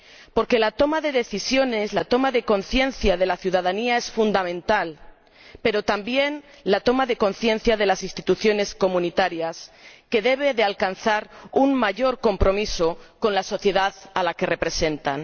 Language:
Spanish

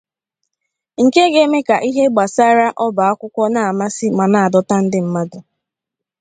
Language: Igbo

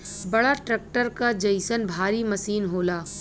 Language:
Bhojpuri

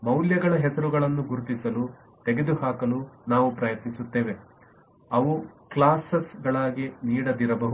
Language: Kannada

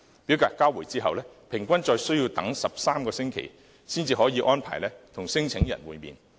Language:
Cantonese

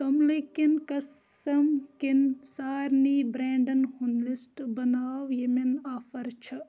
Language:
Kashmiri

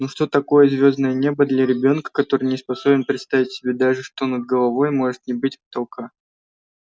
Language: Russian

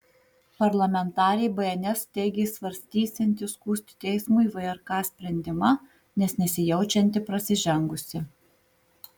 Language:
Lithuanian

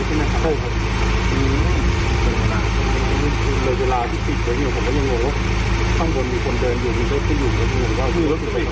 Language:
Thai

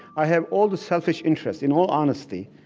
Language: English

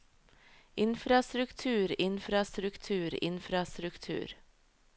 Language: Norwegian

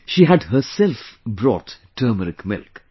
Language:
English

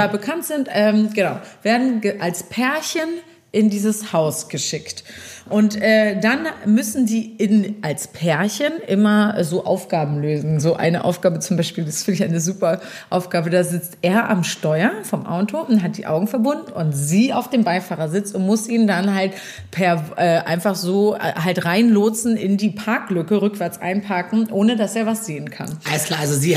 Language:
German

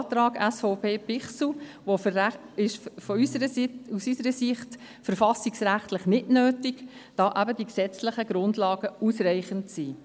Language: Swiss German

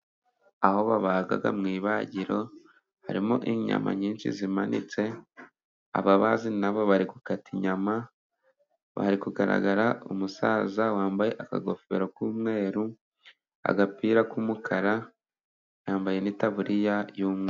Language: Kinyarwanda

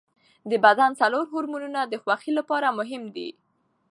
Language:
Pashto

